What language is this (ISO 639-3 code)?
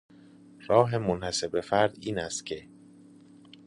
fas